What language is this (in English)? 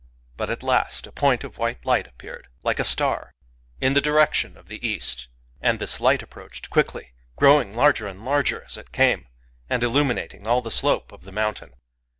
English